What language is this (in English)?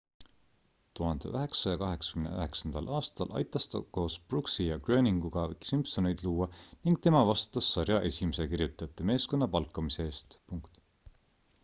Estonian